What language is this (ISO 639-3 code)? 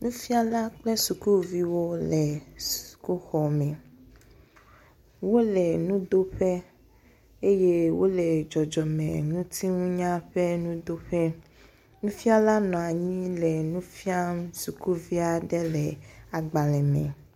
ewe